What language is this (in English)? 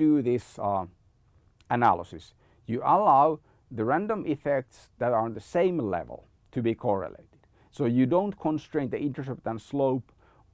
English